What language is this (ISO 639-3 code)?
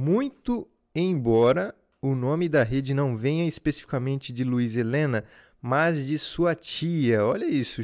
por